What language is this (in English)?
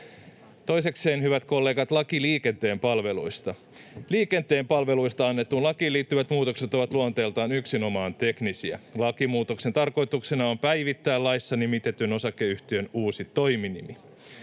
Finnish